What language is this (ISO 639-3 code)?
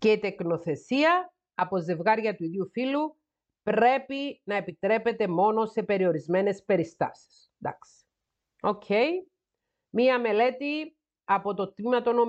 ell